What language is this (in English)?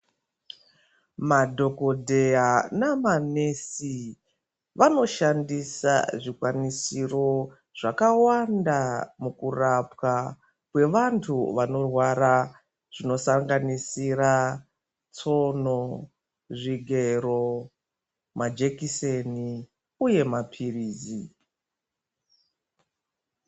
Ndau